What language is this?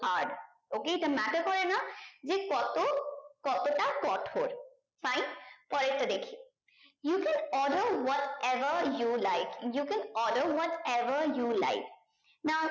Bangla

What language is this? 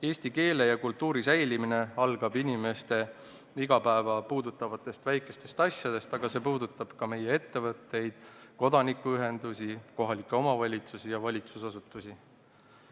Estonian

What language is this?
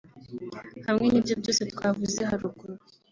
Kinyarwanda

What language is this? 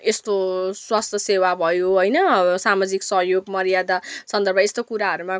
Nepali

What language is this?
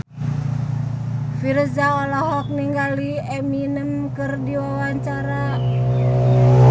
Sundanese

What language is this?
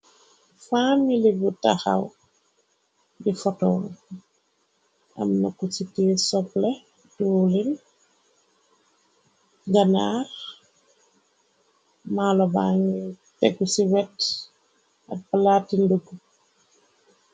Wolof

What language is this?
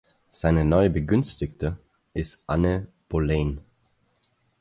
German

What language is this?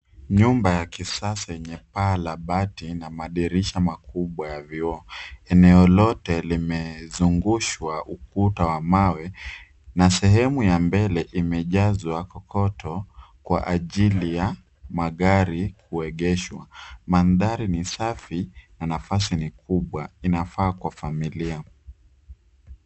Swahili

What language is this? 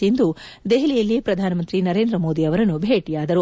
Kannada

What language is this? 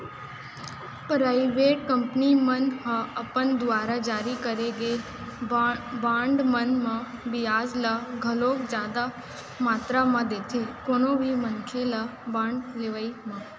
Chhattisgarhi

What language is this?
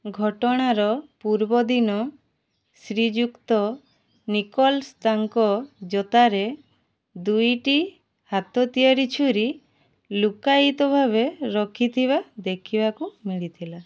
Odia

